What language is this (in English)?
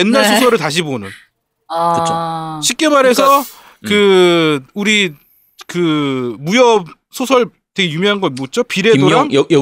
Korean